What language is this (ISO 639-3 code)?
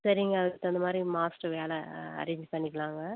tam